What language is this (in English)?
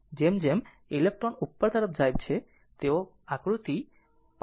Gujarati